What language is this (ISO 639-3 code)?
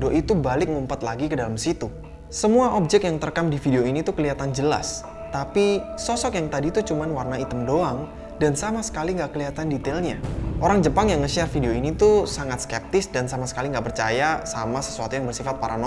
ind